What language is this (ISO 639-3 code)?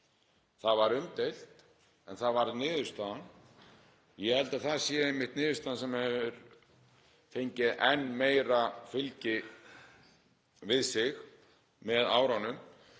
isl